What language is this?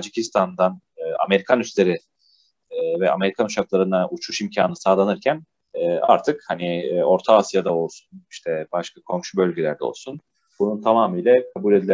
Turkish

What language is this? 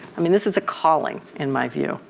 English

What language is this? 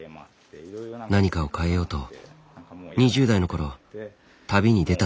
Japanese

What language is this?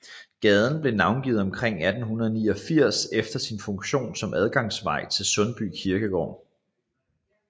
Danish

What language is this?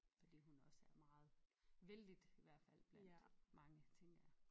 Danish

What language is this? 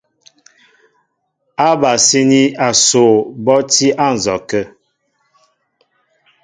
Mbo (Cameroon)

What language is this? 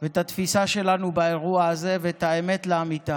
Hebrew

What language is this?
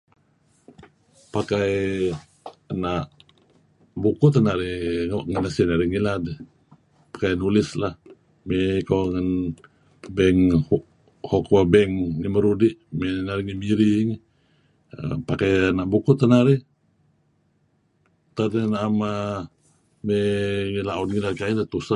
Kelabit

